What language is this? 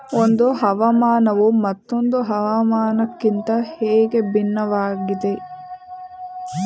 Kannada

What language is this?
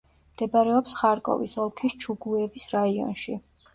Georgian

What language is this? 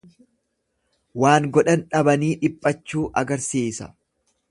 Oromo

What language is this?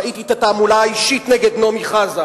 Hebrew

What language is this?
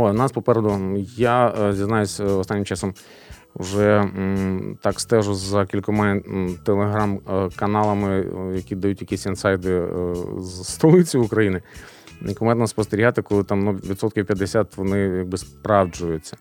Ukrainian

